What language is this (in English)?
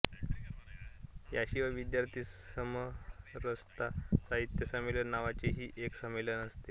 Marathi